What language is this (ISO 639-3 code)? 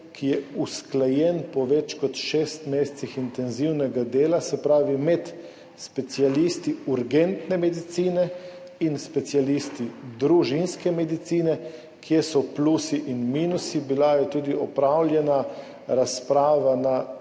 slv